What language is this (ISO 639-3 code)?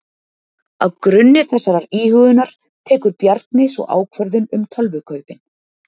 isl